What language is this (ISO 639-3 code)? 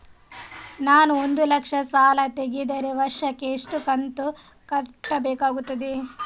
kan